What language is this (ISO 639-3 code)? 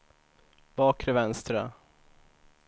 swe